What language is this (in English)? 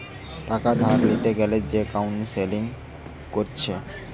Bangla